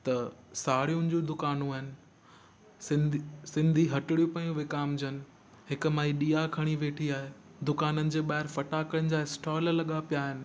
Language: Sindhi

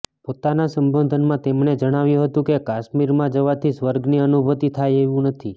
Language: Gujarati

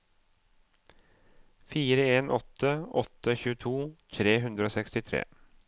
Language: Norwegian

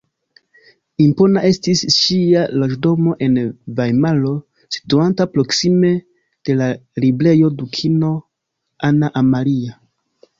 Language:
Esperanto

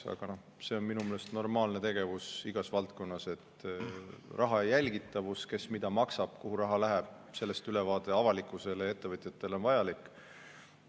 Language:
Estonian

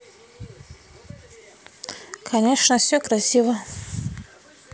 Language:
Russian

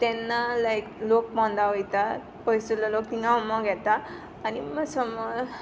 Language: Konkani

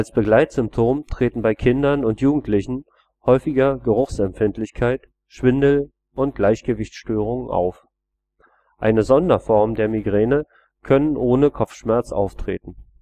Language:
German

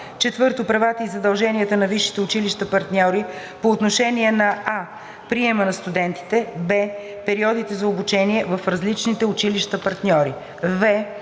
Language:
Bulgarian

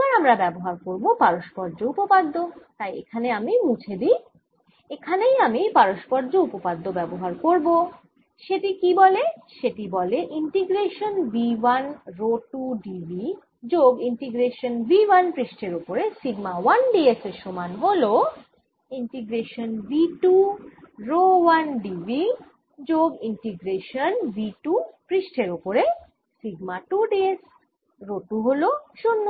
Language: Bangla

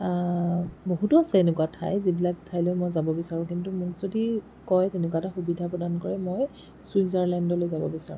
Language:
Assamese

